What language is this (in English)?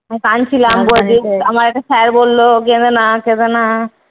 Bangla